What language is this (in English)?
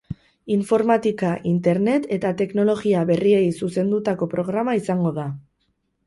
Basque